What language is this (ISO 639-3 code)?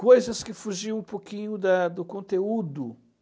por